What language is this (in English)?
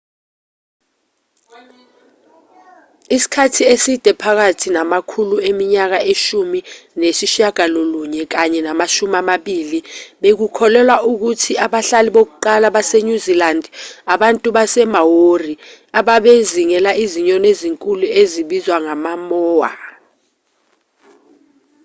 Zulu